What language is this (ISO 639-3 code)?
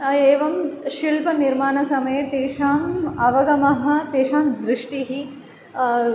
san